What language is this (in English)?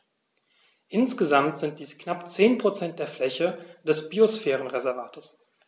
German